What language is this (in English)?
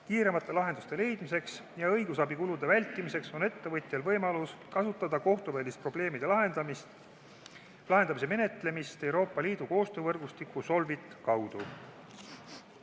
Estonian